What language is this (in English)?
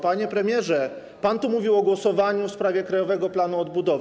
Polish